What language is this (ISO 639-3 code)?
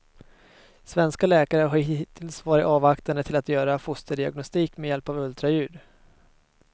swe